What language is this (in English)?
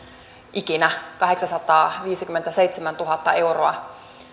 Finnish